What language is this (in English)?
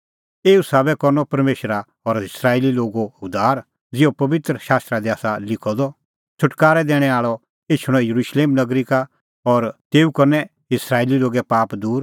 Kullu Pahari